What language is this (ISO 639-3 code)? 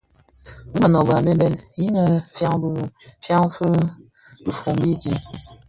ksf